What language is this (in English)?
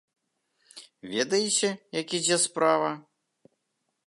Belarusian